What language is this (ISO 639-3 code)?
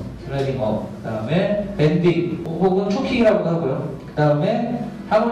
kor